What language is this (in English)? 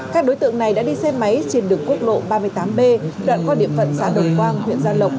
Vietnamese